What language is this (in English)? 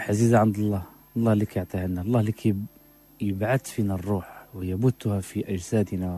Arabic